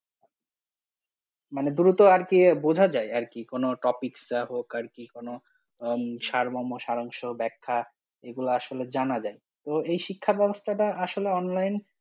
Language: Bangla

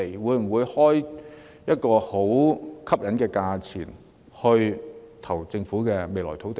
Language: Cantonese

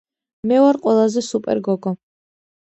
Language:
Georgian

